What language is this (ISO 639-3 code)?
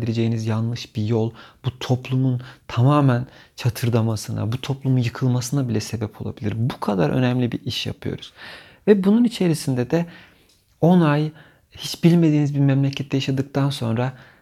tur